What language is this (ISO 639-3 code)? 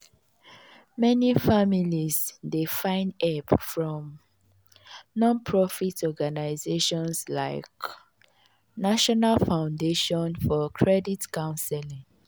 pcm